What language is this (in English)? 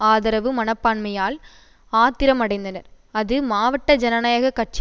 Tamil